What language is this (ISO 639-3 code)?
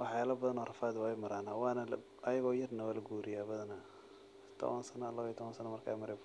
som